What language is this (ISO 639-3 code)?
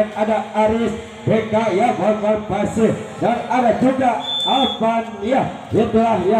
ron